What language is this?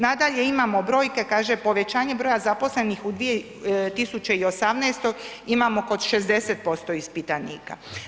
Croatian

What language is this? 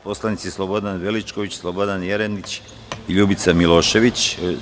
Serbian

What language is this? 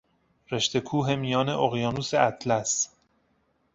Persian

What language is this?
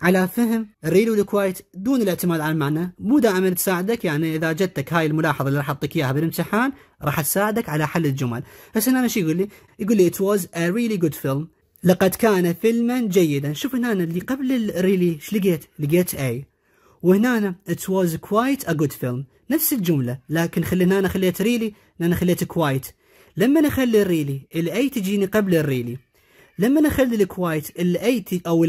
Arabic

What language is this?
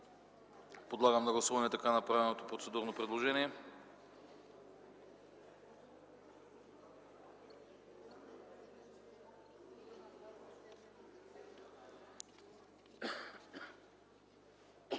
Bulgarian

